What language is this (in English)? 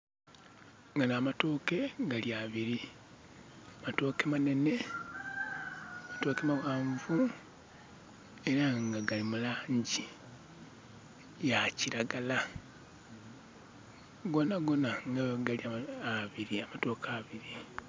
Soga